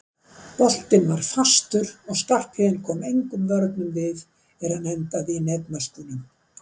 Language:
Icelandic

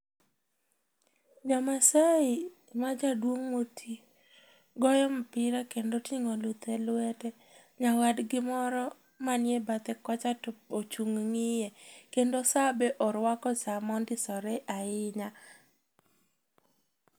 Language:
Luo (Kenya and Tanzania)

